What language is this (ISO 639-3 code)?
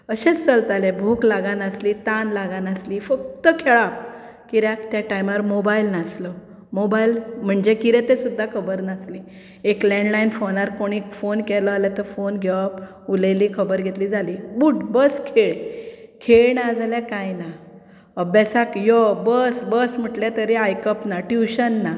kok